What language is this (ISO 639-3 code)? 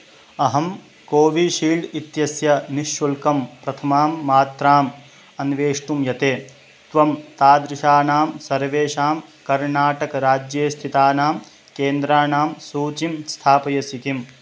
san